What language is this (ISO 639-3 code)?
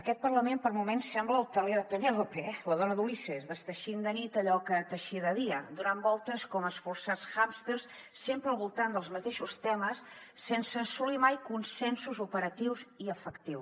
cat